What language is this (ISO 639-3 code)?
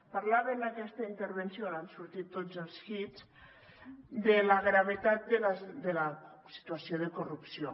cat